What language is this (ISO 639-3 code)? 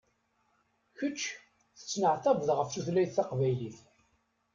kab